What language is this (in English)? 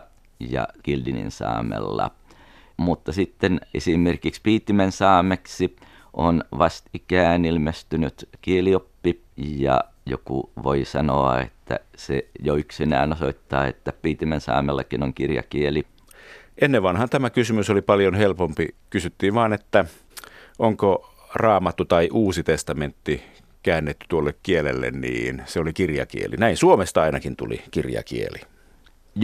Finnish